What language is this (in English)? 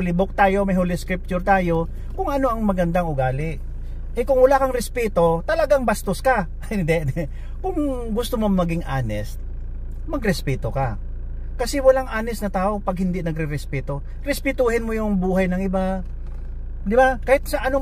Filipino